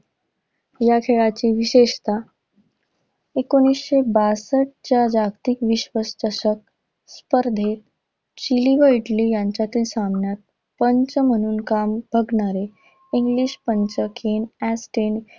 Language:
Marathi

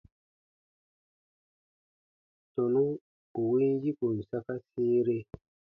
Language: Baatonum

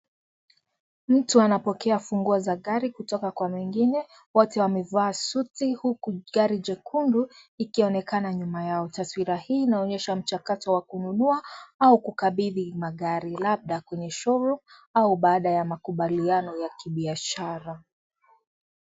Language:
Swahili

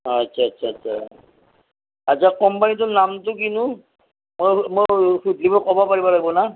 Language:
Assamese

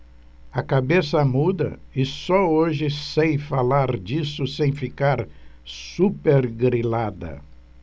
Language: Portuguese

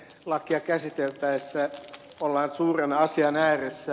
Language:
Finnish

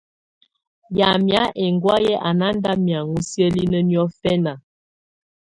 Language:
Tunen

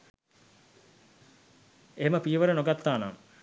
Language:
Sinhala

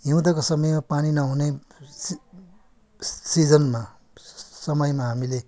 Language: Nepali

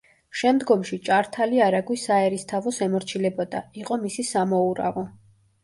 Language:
Georgian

